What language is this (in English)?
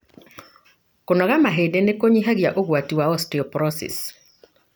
Kikuyu